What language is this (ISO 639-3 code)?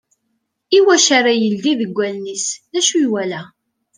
kab